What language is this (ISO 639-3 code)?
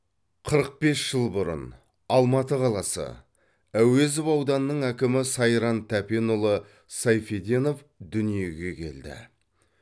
kaz